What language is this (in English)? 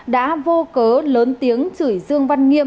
Vietnamese